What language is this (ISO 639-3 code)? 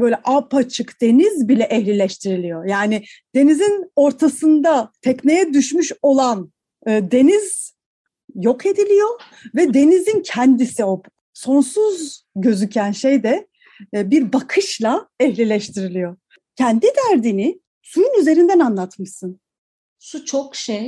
tur